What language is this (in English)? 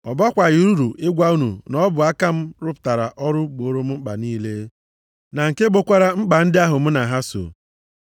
Igbo